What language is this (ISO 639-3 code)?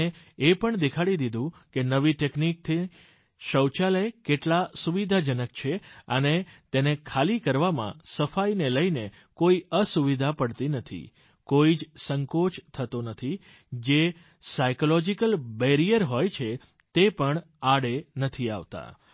guj